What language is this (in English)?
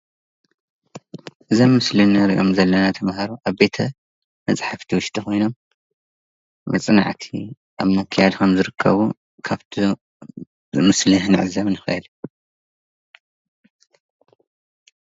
Tigrinya